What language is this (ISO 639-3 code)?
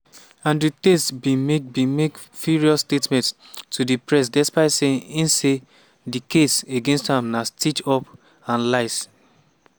pcm